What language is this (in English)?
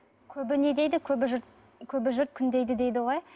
Kazakh